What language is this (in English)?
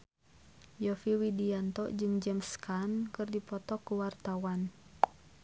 Sundanese